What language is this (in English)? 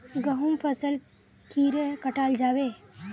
Magahi